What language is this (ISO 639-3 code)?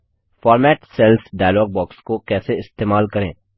hin